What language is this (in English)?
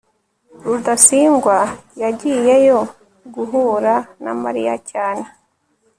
Kinyarwanda